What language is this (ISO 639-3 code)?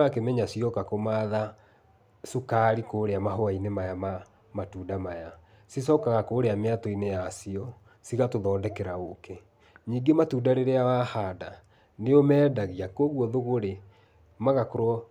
kik